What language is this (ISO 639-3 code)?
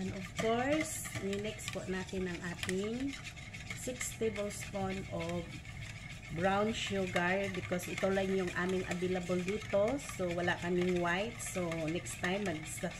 fil